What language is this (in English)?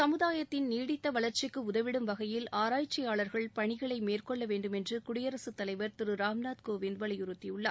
Tamil